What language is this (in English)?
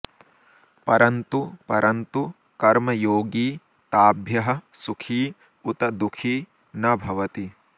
Sanskrit